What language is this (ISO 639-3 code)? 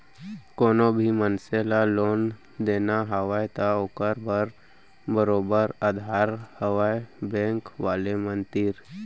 hne